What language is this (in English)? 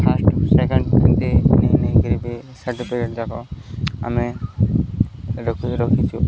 Odia